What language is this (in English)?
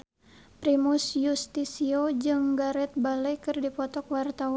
Sundanese